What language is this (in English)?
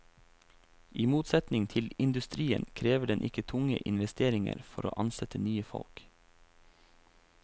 Norwegian